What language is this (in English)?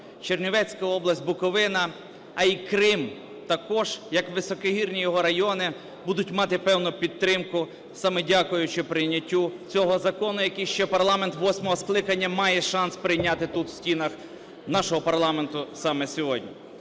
Ukrainian